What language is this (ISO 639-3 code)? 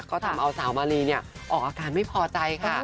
tha